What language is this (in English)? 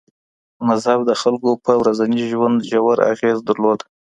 Pashto